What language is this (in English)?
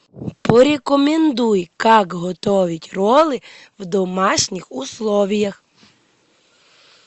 Russian